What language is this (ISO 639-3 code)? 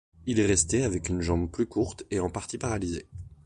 fra